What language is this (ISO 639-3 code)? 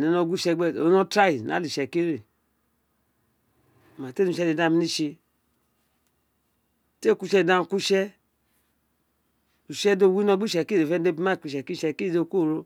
its